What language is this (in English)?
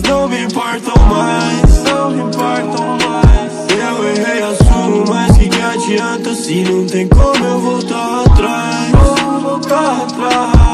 Dutch